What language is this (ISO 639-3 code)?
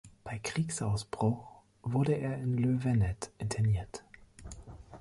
deu